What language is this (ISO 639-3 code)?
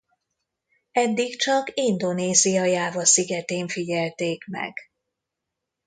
hun